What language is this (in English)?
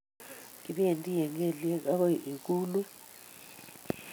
Kalenjin